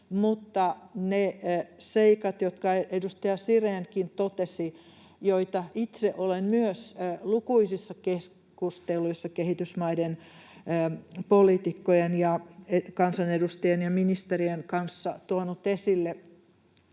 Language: Finnish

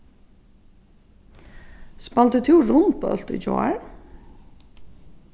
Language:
Faroese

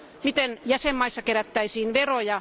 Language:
Finnish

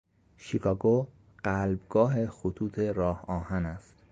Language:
Persian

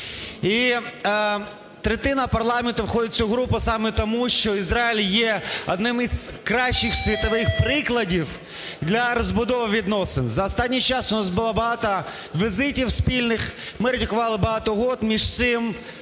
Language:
Ukrainian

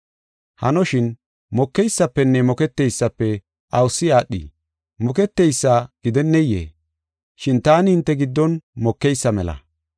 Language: Gofa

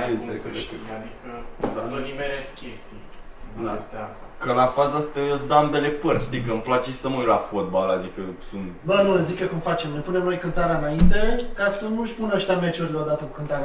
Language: Romanian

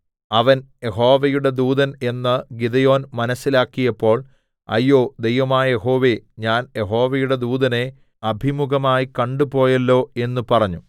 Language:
Malayalam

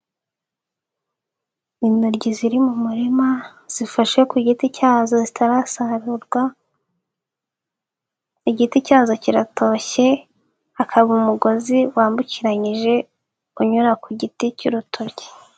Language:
Kinyarwanda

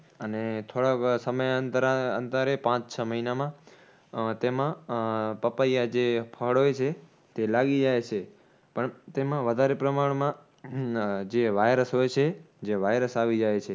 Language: Gujarati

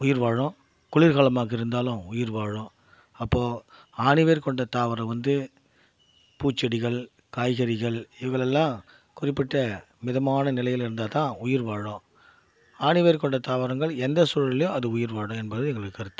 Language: Tamil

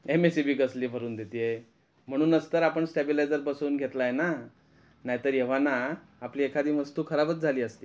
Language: Marathi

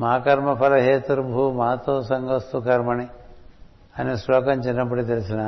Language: Telugu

